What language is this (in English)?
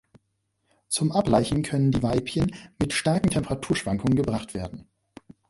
German